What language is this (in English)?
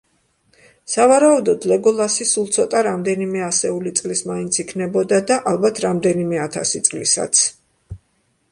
Georgian